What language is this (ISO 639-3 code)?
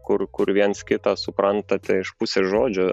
lit